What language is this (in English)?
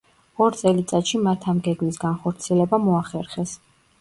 Georgian